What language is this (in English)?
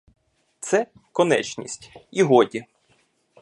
Ukrainian